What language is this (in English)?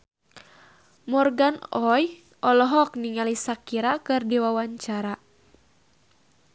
Sundanese